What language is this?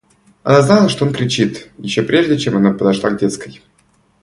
Russian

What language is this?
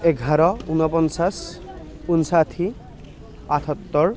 Assamese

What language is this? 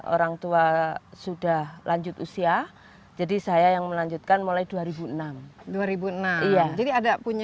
Indonesian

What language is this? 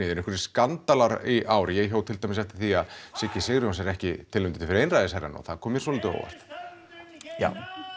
Icelandic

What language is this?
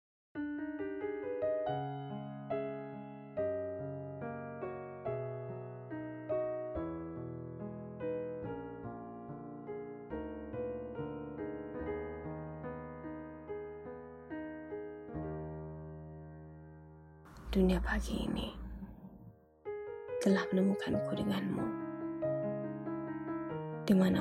Malay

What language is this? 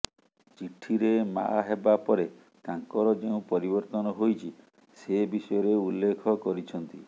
Odia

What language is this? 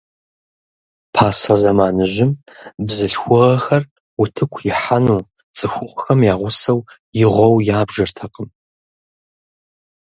Kabardian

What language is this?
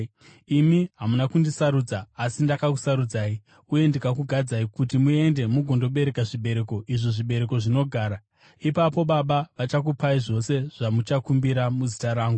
Shona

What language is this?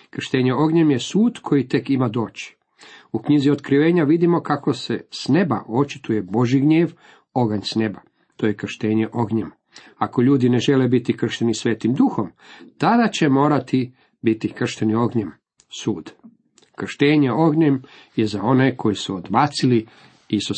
Croatian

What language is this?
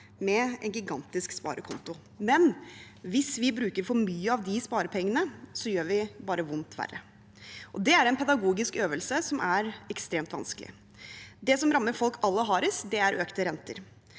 Norwegian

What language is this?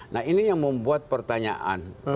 Indonesian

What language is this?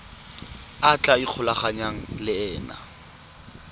Tswana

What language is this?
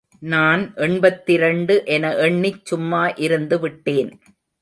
Tamil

